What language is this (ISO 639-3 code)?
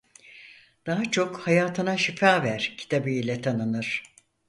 tur